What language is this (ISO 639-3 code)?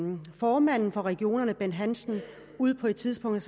dan